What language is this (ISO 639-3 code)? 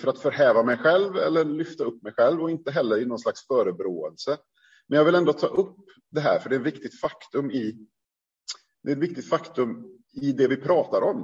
swe